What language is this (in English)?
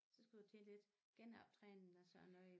Danish